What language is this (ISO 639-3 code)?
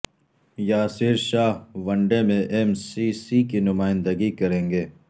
urd